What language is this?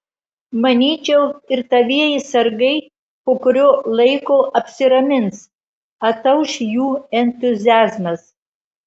Lithuanian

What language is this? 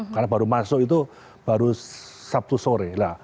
Indonesian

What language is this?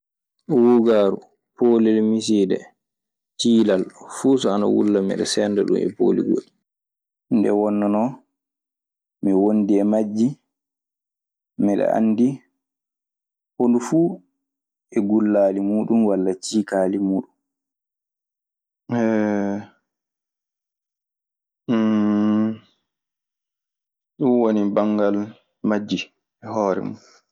Maasina Fulfulde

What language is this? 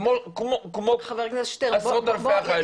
Hebrew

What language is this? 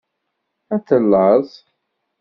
Kabyle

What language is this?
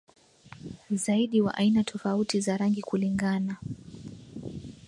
Swahili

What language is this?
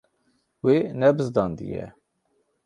Kurdish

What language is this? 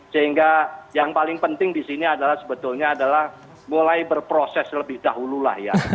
Indonesian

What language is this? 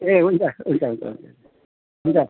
Nepali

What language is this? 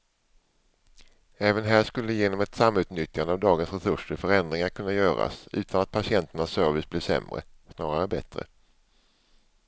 Swedish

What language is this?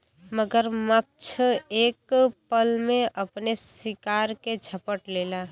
Bhojpuri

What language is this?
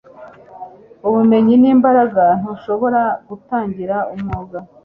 Kinyarwanda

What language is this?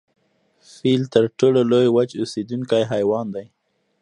Pashto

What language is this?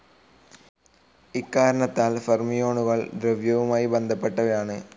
Malayalam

